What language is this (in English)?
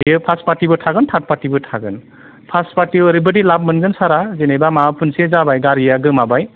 Bodo